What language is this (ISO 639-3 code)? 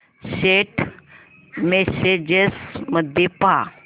mar